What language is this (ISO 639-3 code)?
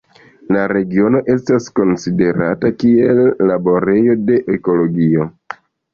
epo